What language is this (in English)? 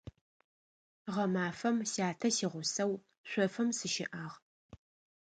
Adyghe